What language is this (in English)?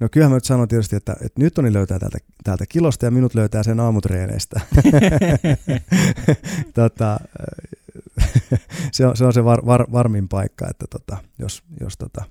Finnish